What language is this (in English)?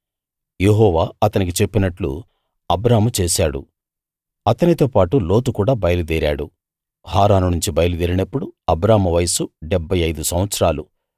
Telugu